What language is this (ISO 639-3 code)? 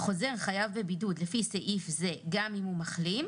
heb